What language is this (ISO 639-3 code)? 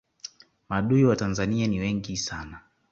swa